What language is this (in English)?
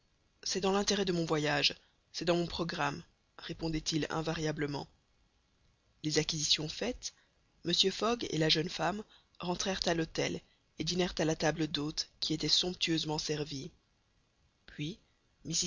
French